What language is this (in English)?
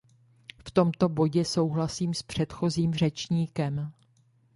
Czech